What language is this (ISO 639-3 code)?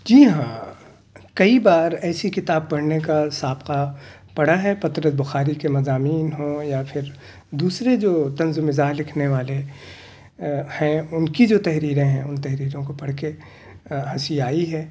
urd